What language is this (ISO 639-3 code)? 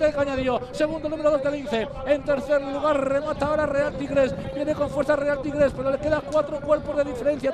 spa